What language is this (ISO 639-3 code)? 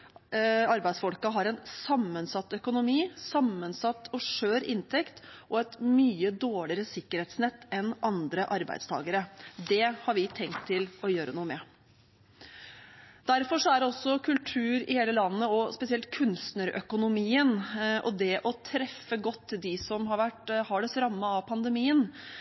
nob